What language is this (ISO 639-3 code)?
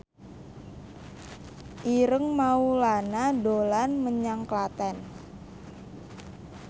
jav